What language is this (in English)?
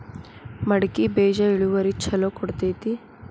Kannada